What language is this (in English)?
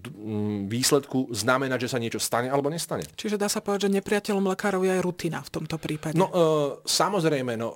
Slovak